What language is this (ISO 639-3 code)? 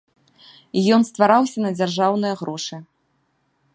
bel